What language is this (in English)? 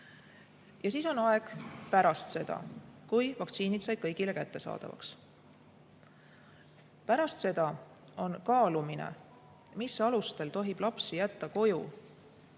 Estonian